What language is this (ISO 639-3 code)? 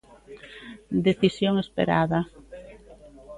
glg